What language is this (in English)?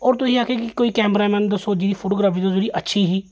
Dogri